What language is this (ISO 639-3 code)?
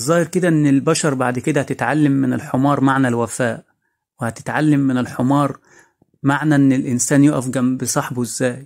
ara